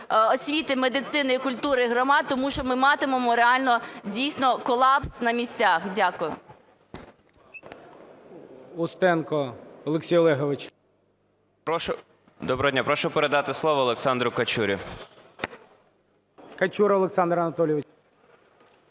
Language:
Ukrainian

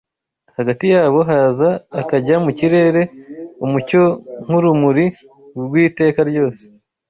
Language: Kinyarwanda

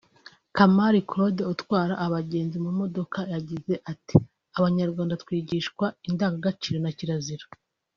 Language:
Kinyarwanda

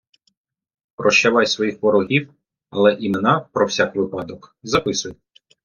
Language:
Ukrainian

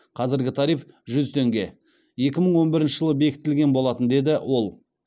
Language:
Kazakh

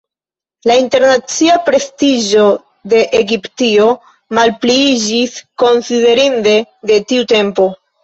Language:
Esperanto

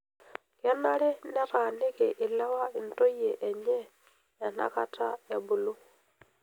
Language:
Masai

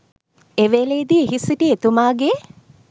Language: Sinhala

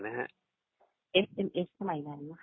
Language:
Thai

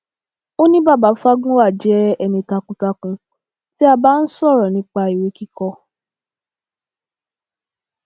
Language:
Yoruba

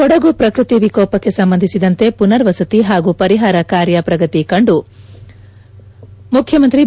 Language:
Kannada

